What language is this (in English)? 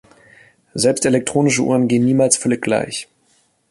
German